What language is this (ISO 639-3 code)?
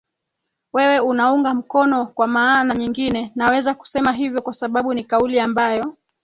swa